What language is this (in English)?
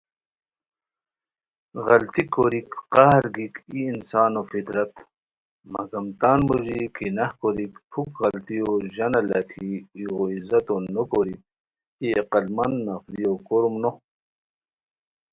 Khowar